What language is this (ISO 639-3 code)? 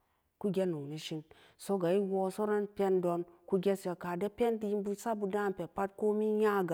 ccg